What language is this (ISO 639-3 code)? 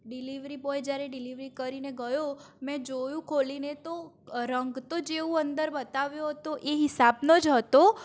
guj